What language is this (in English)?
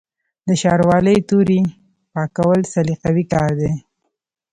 Pashto